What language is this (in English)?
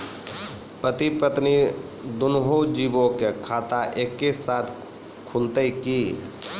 Maithili